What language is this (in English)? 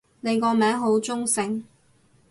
Cantonese